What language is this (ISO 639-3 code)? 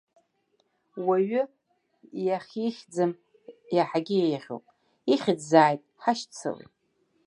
abk